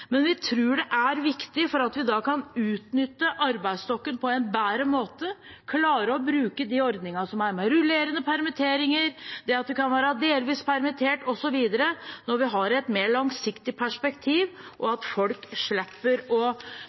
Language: Norwegian Bokmål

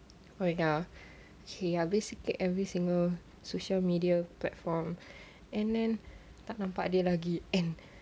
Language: English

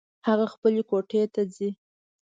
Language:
Pashto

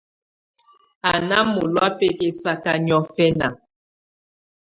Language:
Tunen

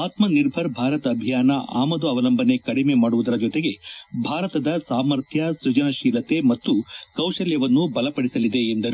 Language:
Kannada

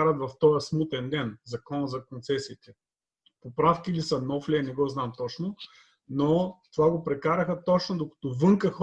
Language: Bulgarian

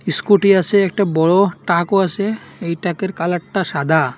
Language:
Bangla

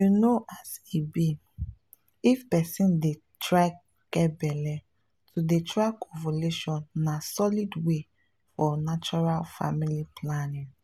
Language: Nigerian Pidgin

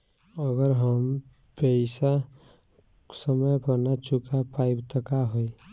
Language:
Bhojpuri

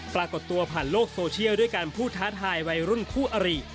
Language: Thai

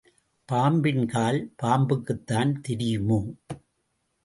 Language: Tamil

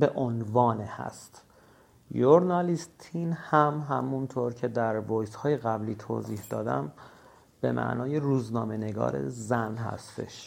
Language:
Persian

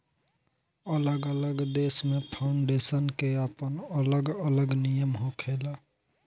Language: Bhojpuri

